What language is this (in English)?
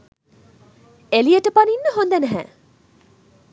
Sinhala